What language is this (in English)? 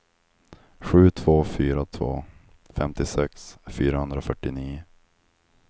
Swedish